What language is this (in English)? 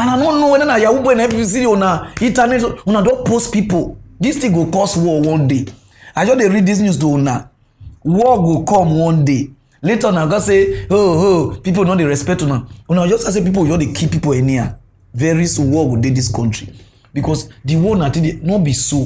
English